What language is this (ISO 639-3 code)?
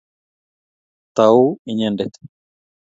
kln